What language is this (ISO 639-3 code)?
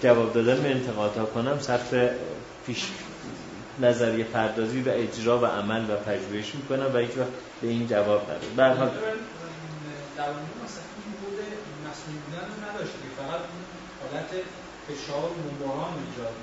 fas